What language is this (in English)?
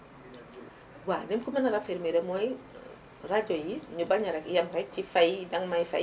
Wolof